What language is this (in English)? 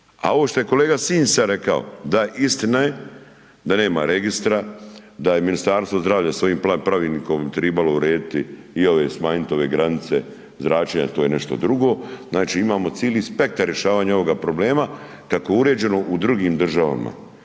Croatian